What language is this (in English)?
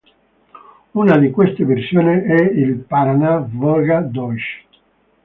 Italian